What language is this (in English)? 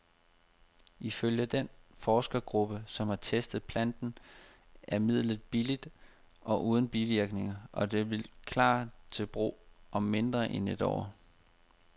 Danish